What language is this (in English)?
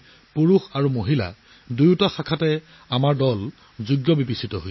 Assamese